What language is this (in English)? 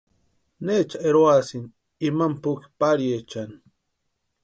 Western Highland Purepecha